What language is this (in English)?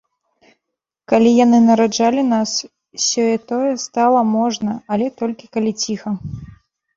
Belarusian